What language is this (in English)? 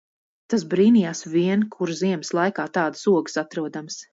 Latvian